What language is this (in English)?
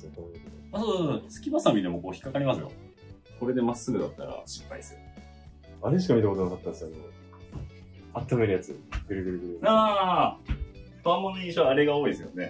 Japanese